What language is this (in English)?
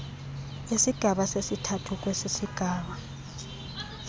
Xhosa